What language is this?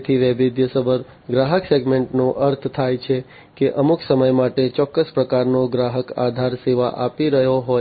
Gujarati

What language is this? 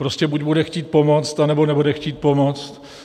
Czech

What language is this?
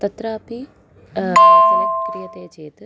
Sanskrit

